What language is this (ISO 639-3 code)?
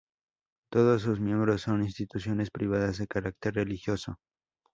spa